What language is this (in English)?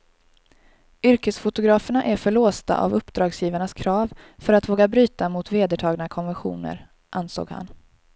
Swedish